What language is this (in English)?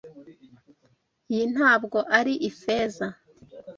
Kinyarwanda